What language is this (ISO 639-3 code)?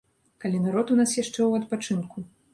bel